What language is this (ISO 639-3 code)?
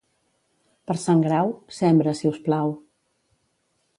cat